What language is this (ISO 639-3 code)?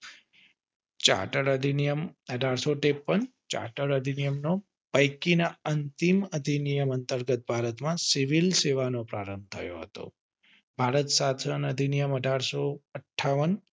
guj